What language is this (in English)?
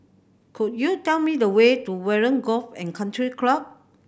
English